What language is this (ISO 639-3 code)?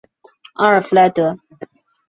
zho